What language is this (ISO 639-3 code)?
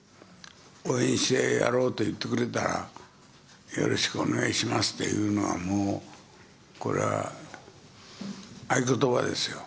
jpn